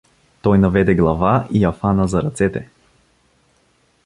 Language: Bulgarian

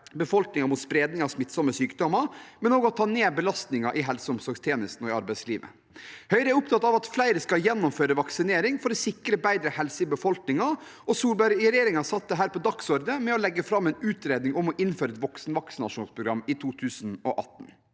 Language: Norwegian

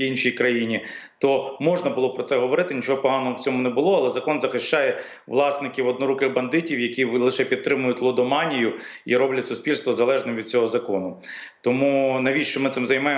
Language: Ukrainian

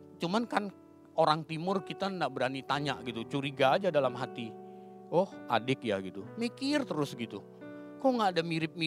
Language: Indonesian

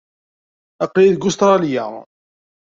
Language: Kabyle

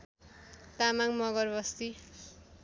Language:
Nepali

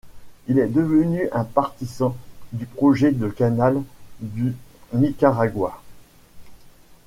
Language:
French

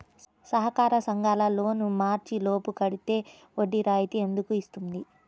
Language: Telugu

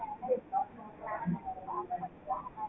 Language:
Tamil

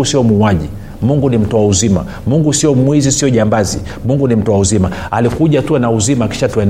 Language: Swahili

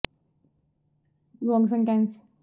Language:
Punjabi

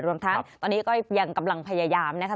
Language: Thai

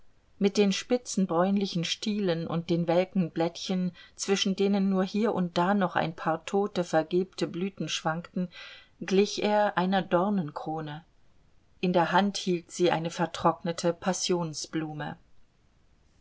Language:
German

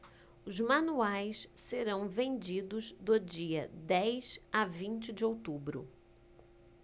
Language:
Portuguese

